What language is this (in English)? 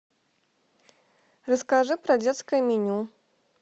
Russian